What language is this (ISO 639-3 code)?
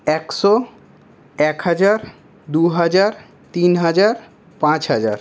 ben